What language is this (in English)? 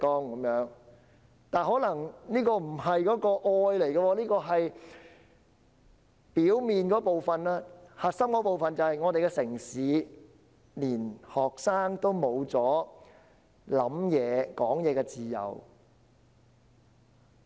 Cantonese